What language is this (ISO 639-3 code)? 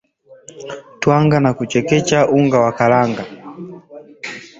swa